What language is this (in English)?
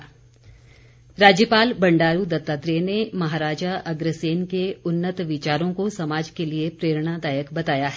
Hindi